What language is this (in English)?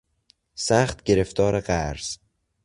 Persian